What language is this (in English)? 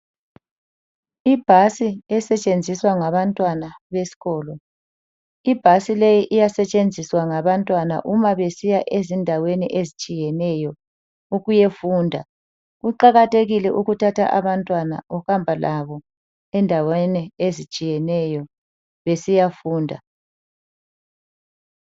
North Ndebele